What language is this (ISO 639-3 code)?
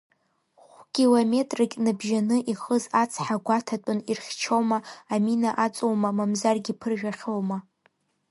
abk